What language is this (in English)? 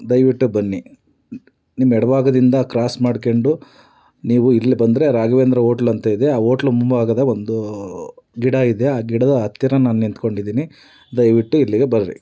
Kannada